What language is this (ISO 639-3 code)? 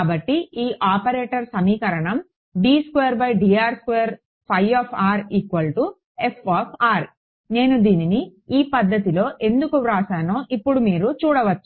tel